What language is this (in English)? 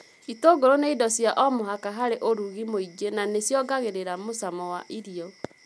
Kikuyu